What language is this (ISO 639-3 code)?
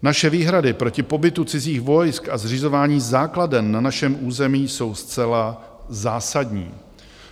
ces